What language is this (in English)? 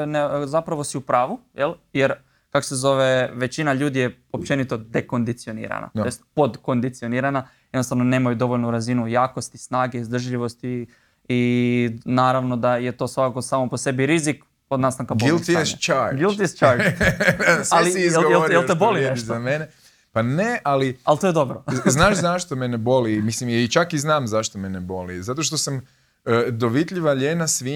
Croatian